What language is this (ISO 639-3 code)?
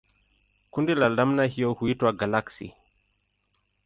swa